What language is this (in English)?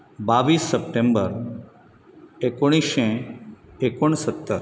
Konkani